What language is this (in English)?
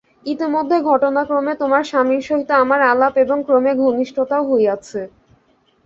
Bangla